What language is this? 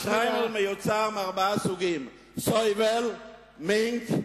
Hebrew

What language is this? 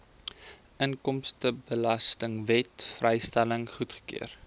Afrikaans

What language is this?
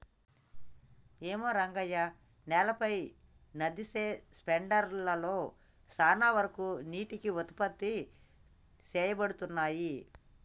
Telugu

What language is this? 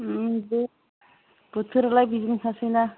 Bodo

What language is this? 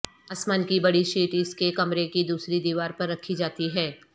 Urdu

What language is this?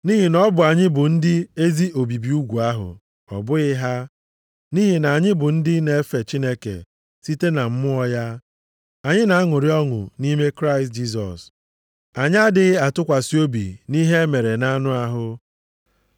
Igbo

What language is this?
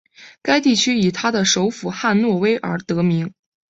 Chinese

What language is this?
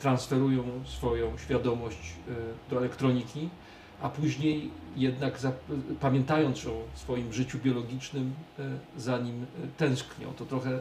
Polish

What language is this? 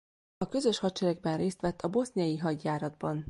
Hungarian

